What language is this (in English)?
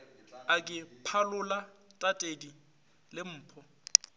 Northern Sotho